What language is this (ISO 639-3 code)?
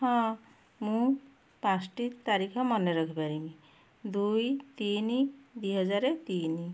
ori